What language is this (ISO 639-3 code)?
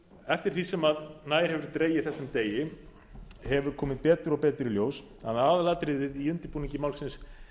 isl